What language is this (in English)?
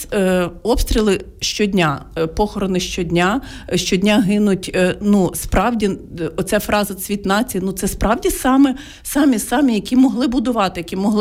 Ukrainian